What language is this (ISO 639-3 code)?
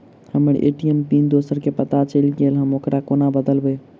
mai